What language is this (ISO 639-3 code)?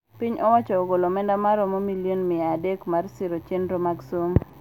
luo